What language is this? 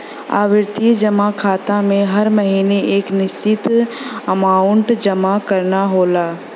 Bhojpuri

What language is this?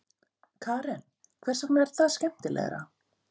Icelandic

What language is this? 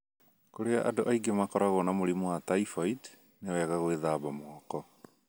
Kikuyu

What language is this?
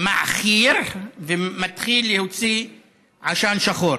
Hebrew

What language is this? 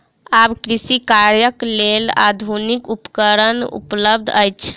Maithili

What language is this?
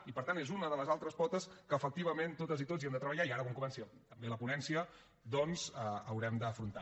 Catalan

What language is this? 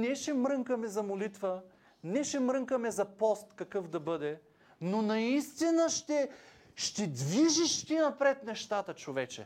Bulgarian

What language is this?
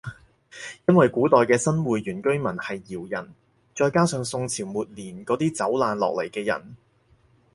Cantonese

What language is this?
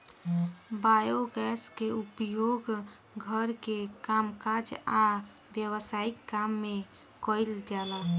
Bhojpuri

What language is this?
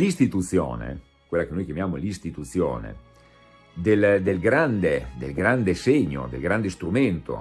Italian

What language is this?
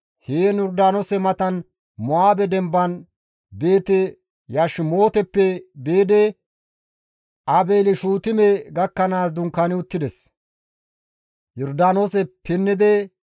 Gamo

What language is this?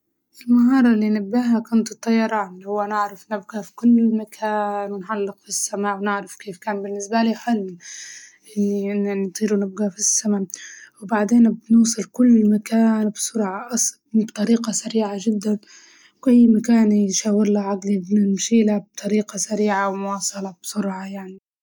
Libyan Arabic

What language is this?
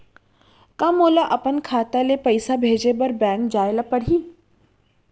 Chhattisgarhi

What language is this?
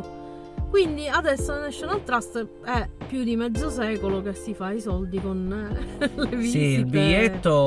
Italian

